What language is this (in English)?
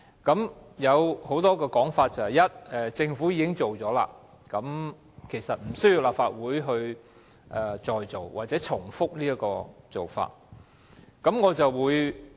Cantonese